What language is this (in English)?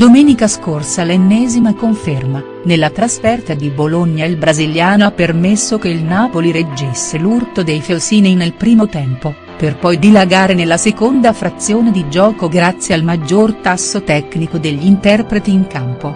Italian